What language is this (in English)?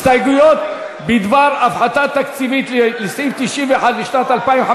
Hebrew